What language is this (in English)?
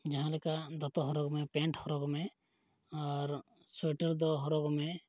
Santali